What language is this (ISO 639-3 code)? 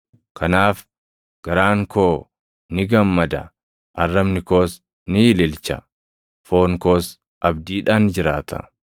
orm